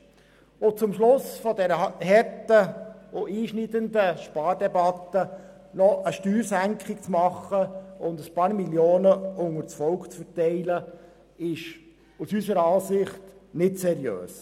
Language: Swiss German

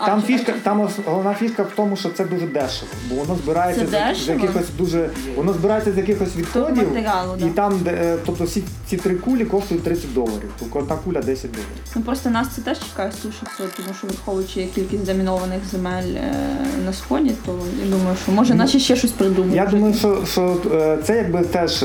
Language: Ukrainian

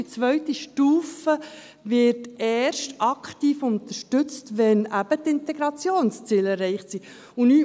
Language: Swiss German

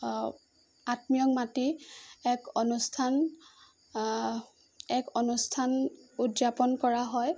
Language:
Assamese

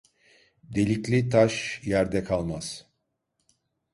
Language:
Turkish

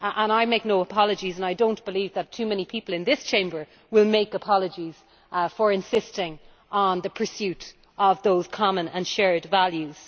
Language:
English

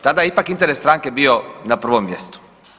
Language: Croatian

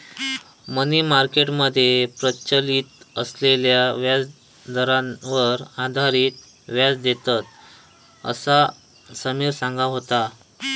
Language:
Marathi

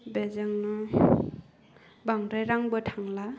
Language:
Bodo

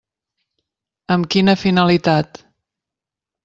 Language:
Catalan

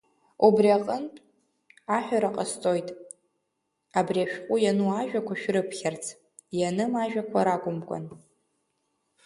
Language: Abkhazian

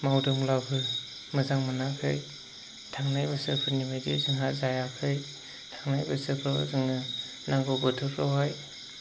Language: Bodo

